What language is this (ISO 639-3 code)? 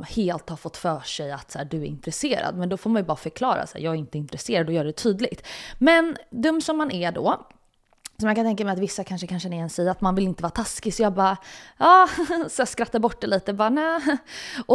swe